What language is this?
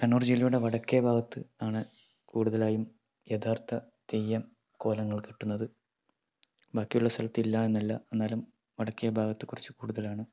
Malayalam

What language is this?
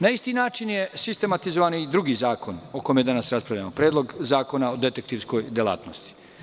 Serbian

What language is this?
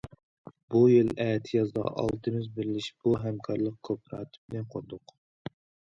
Uyghur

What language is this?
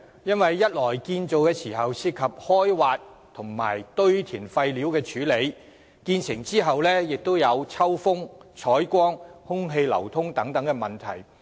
Cantonese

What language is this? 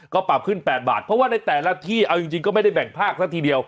Thai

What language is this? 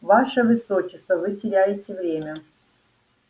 Russian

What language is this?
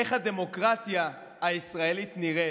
Hebrew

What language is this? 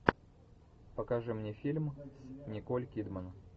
Russian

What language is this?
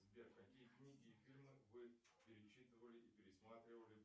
Russian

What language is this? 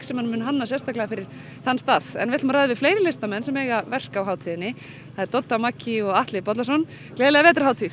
Icelandic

